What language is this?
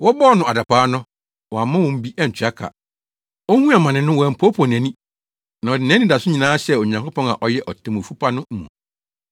Akan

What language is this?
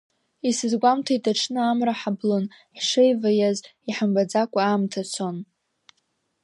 Abkhazian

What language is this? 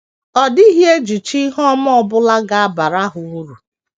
Igbo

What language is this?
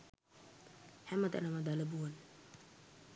Sinhala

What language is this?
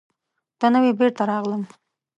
Pashto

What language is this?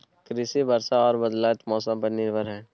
Maithili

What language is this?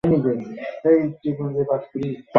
Bangla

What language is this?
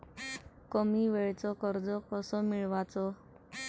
Marathi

